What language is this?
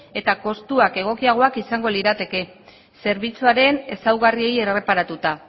Basque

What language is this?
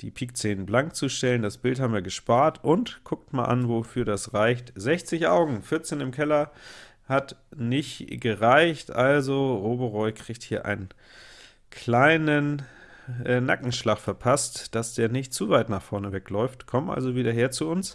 German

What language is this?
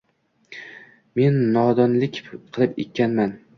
Uzbek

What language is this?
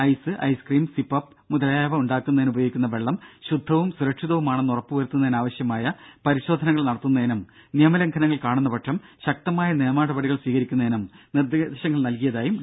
Malayalam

